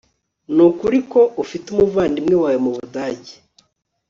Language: Kinyarwanda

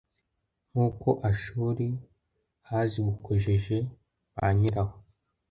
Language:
Kinyarwanda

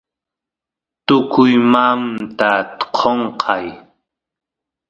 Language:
Santiago del Estero Quichua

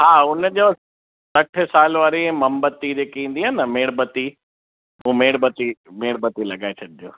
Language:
Sindhi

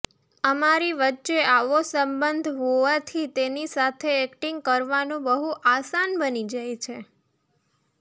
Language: Gujarati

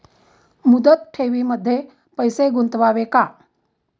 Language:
Marathi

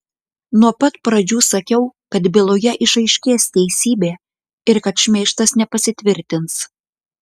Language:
Lithuanian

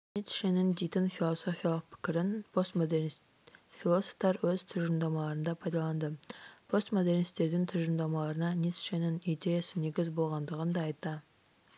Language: Kazakh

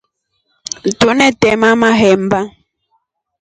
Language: Rombo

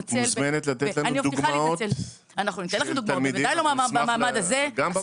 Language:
Hebrew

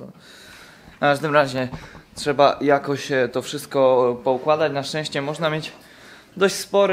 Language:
Polish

